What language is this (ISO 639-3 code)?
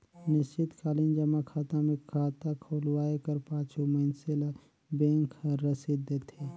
hne